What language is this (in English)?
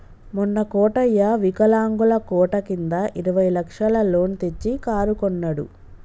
Telugu